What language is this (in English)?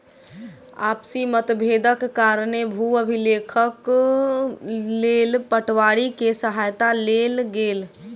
Maithili